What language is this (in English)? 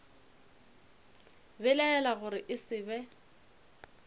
Northern Sotho